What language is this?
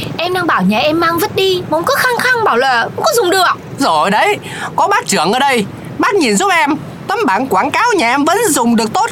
Vietnamese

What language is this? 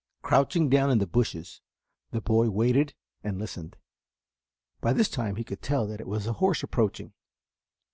English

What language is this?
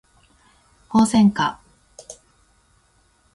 Japanese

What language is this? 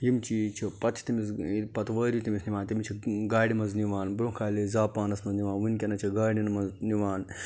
Kashmiri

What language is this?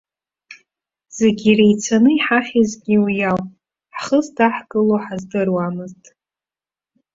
Abkhazian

